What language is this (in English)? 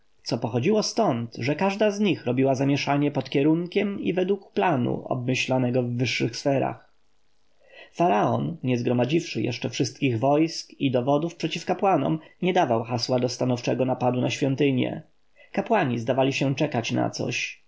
Polish